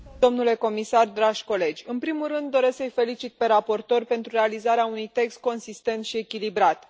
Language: Romanian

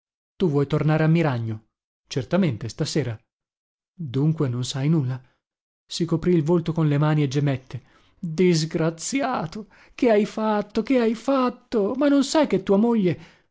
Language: Italian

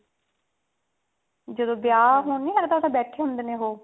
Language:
Punjabi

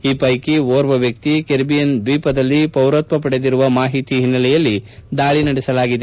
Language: Kannada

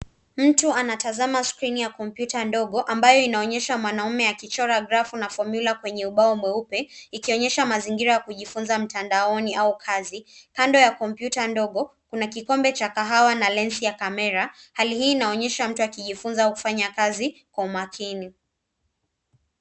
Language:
Swahili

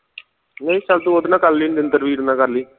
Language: Punjabi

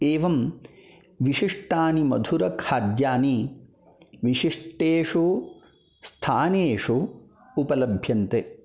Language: Sanskrit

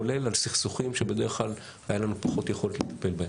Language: Hebrew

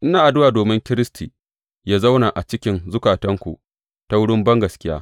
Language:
Hausa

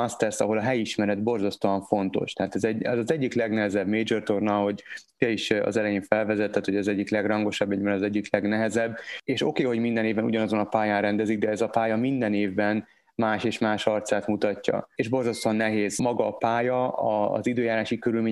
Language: Hungarian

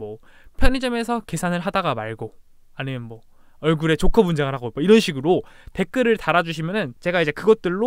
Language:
Korean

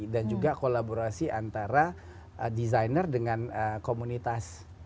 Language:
Indonesian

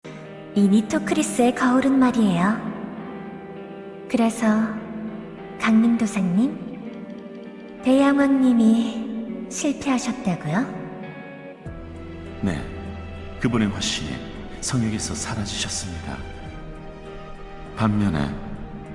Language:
Korean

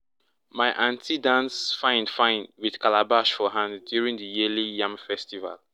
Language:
Nigerian Pidgin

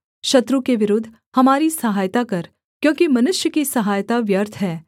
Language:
Hindi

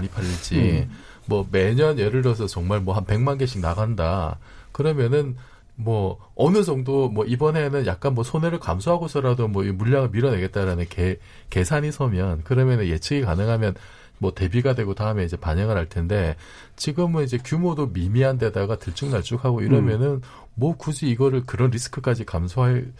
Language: Korean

